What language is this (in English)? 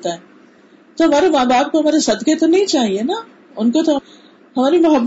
Urdu